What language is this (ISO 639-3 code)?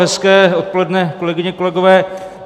ces